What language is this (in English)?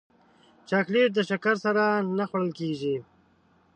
Pashto